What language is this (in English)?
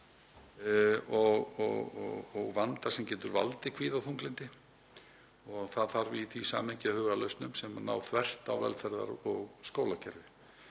Icelandic